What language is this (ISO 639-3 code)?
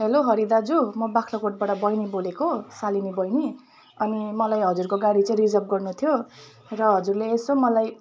nep